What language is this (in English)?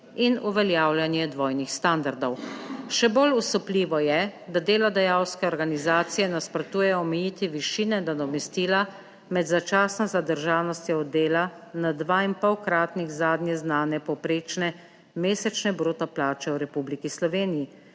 Slovenian